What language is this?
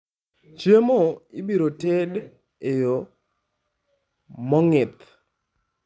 Luo (Kenya and Tanzania)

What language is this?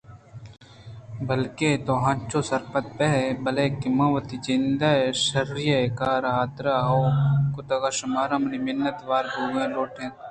Eastern Balochi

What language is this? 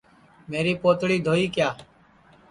Sansi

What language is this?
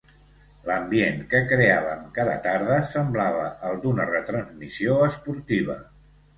Catalan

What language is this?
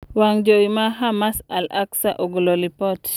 Luo (Kenya and Tanzania)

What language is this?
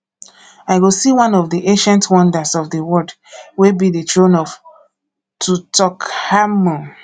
Nigerian Pidgin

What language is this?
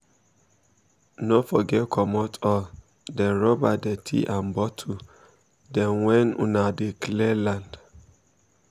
Nigerian Pidgin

